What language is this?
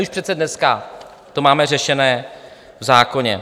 Czech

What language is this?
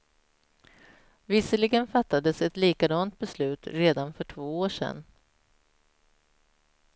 Swedish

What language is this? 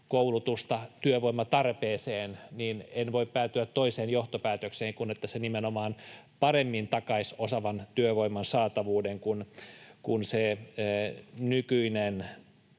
Finnish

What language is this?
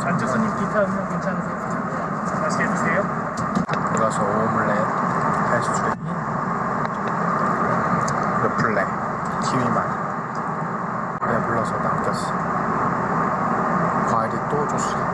Korean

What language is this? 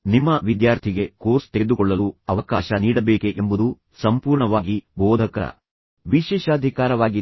Kannada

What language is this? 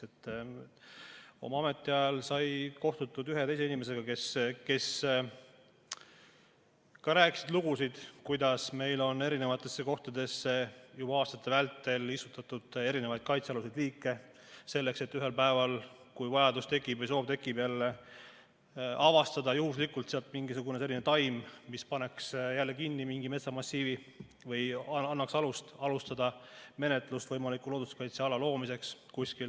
Estonian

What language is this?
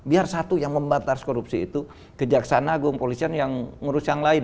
Indonesian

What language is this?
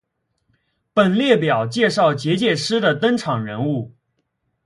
Chinese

